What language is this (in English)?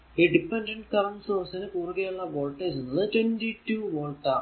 Malayalam